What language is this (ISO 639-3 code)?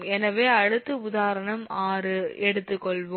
tam